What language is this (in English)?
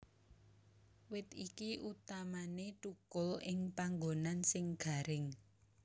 Javanese